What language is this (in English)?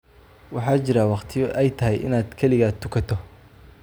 Somali